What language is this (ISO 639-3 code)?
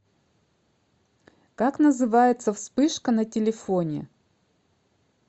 rus